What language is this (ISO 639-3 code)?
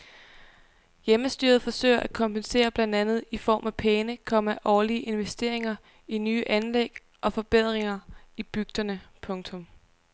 dan